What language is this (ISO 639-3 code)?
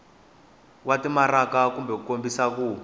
tso